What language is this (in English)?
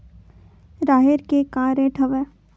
Chhattisgarhi